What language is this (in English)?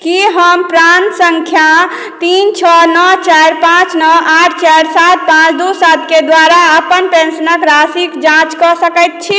Maithili